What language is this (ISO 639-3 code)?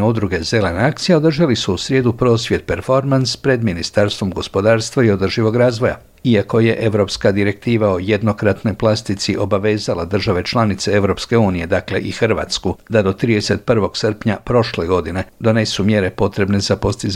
hrv